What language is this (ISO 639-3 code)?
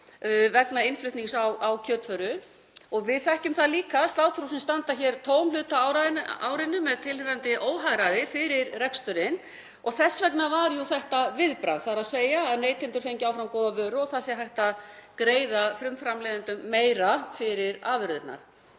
isl